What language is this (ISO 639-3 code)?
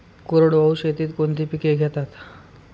mar